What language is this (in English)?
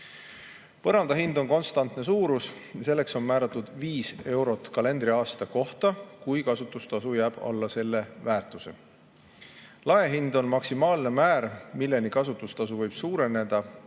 Estonian